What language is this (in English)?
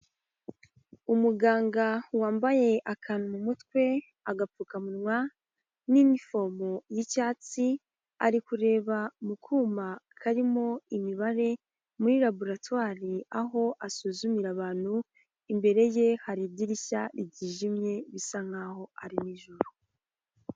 Kinyarwanda